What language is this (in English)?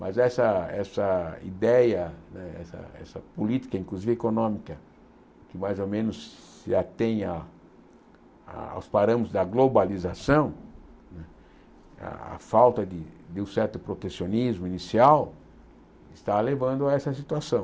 Portuguese